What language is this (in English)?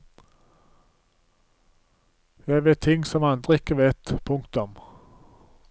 Norwegian